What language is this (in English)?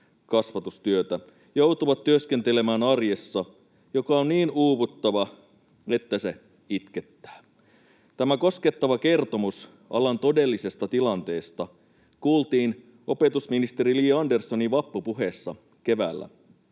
Finnish